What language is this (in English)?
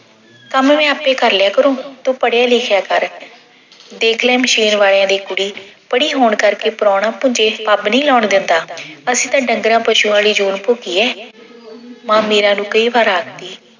Punjabi